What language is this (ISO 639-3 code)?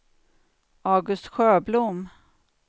swe